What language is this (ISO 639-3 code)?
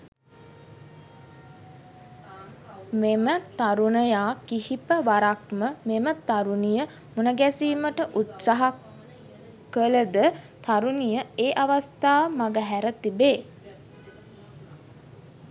sin